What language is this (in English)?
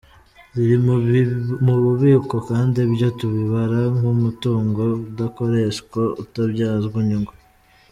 Kinyarwanda